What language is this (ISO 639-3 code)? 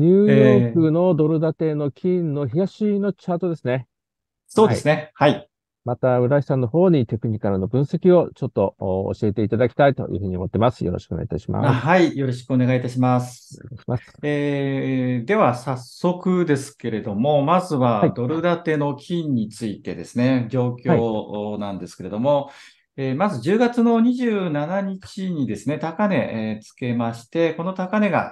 jpn